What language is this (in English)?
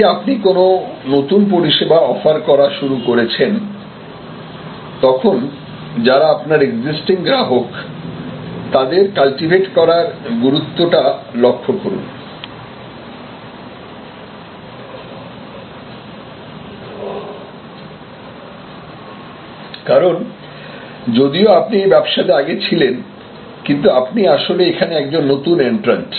Bangla